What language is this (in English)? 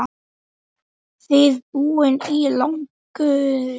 Icelandic